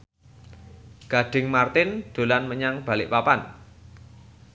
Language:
Javanese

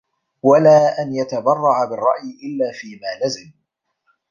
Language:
Arabic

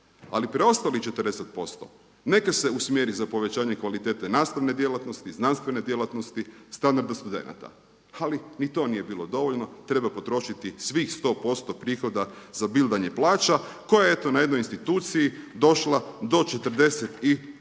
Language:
Croatian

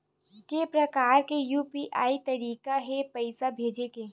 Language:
Chhattisgarhi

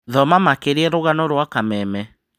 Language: Kikuyu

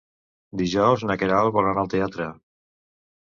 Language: Catalan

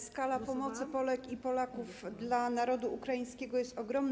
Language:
Polish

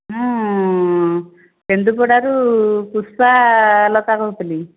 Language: Odia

